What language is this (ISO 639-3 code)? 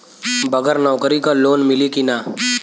bho